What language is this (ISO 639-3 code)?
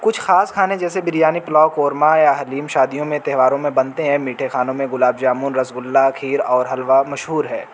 urd